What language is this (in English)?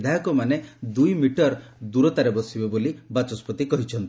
Odia